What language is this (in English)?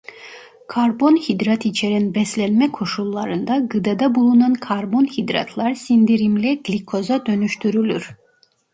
Turkish